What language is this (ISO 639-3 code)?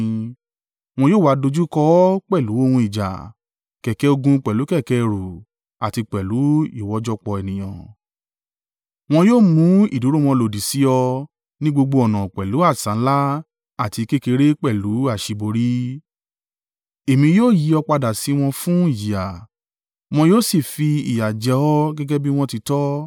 yor